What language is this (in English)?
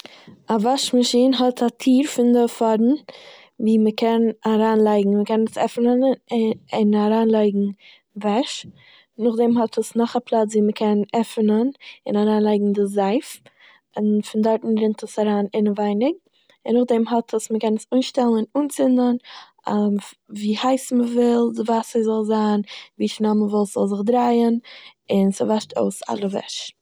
Yiddish